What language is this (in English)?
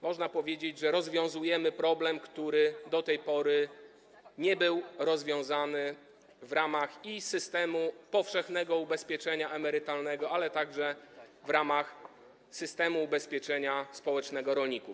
Polish